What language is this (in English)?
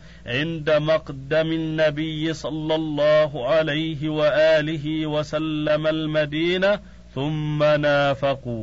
Arabic